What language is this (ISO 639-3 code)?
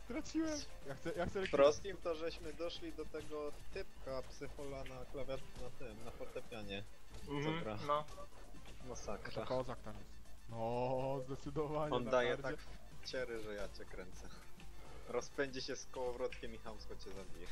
pol